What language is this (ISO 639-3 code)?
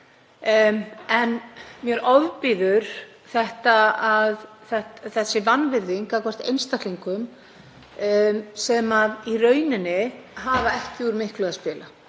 isl